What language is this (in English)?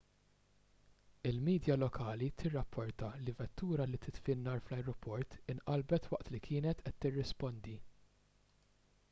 Maltese